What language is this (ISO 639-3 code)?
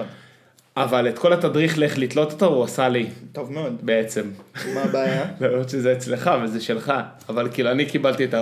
heb